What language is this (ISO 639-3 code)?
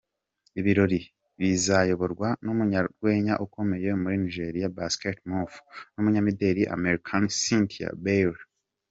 kin